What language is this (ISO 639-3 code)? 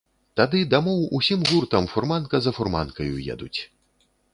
bel